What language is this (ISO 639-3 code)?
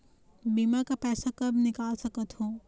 hne